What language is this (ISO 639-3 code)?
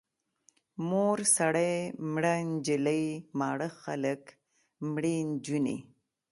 pus